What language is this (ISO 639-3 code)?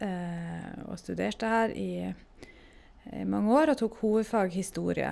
nor